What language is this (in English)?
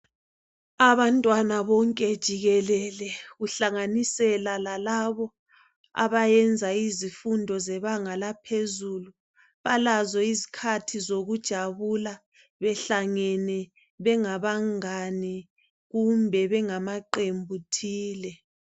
North Ndebele